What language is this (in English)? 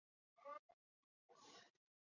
Chinese